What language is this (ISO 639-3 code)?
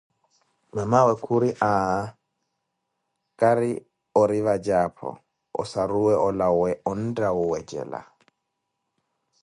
eko